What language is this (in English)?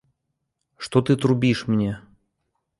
Belarusian